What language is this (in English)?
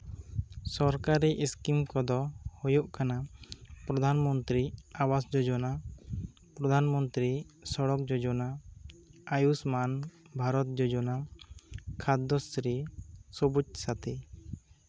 Santali